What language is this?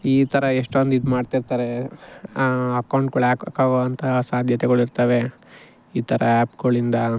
Kannada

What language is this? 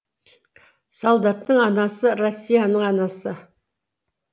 Kazakh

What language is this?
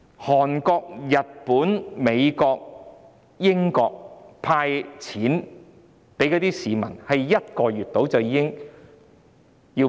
Cantonese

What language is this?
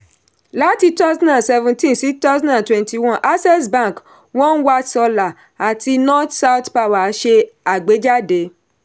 Yoruba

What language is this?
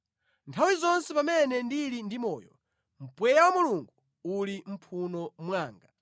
Nyanja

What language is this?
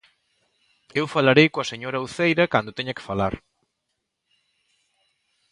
Galician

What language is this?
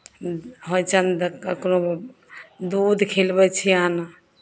Maithili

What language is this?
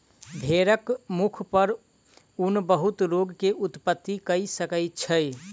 Maithili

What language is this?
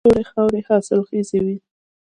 Pashto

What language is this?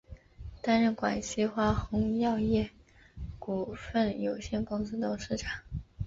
Chinese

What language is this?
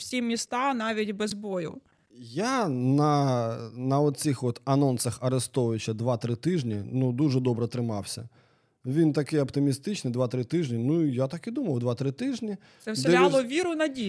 Ukrainian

